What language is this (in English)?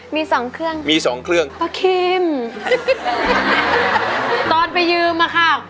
Thai